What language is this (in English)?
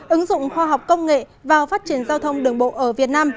Vietnamese